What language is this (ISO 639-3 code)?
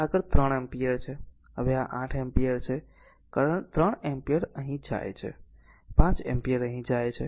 guj